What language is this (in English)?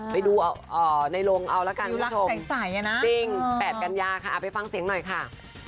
Thai